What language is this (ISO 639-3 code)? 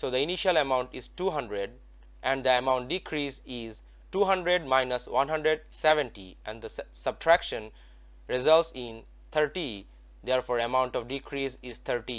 eng